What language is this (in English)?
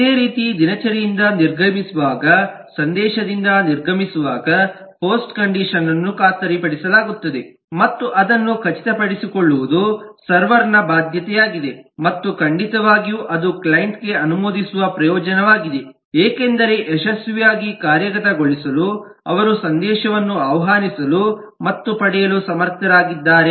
Kannada